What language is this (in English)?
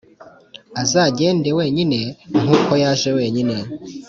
Kinyarwanda